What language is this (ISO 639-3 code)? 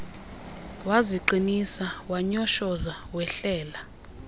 xho